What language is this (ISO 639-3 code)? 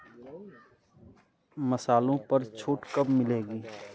hin